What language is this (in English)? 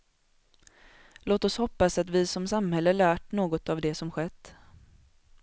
Swedish